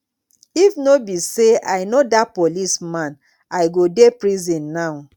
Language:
Nigerian Pidgin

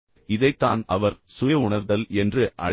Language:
Tamil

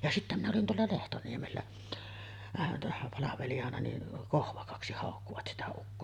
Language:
Finnish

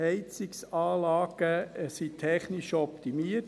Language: Swiss German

